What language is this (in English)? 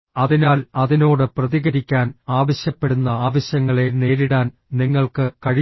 Malayalam